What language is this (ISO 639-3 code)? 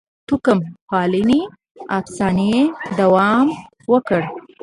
pus